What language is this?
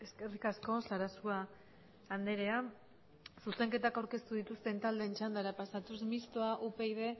Basque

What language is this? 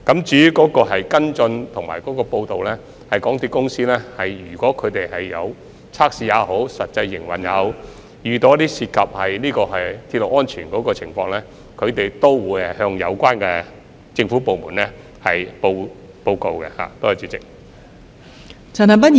Cantonese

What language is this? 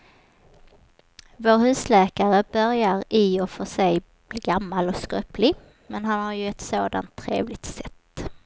Swedish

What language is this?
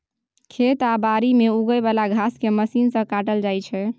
Maithili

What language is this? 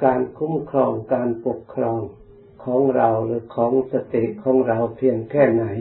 Thai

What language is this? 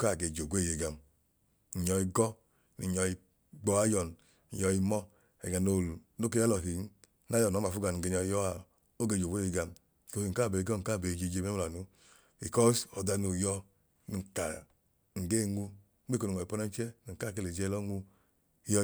Idoma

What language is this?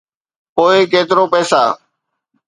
Sindhi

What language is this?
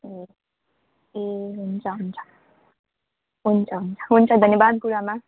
Nepali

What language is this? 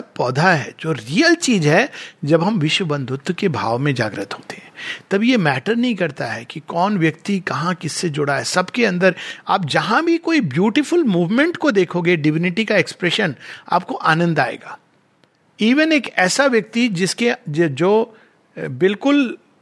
Hindi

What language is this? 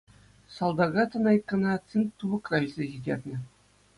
Chuvash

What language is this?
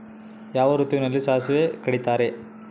Kannada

